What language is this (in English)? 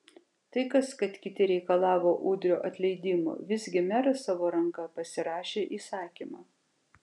Lithuanian